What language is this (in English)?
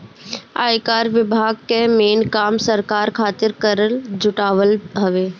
Bhojpuri